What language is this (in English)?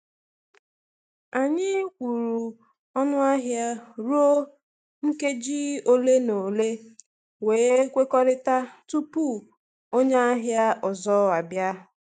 Igbo